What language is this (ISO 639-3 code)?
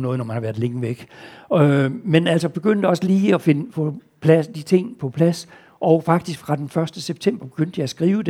dan